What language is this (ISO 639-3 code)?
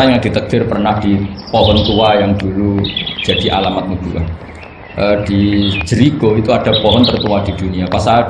ind